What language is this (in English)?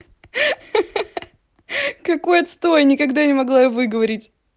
Russian